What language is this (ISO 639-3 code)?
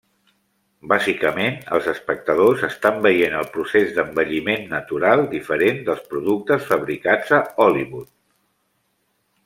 cat